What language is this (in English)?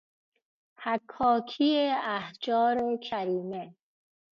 Persian